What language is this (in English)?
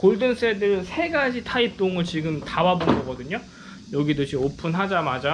Korean